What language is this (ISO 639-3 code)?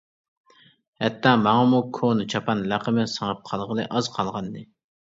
uig